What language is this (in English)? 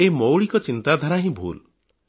Odia